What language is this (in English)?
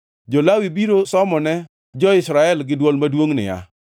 Luo (Kenya and Tanzania)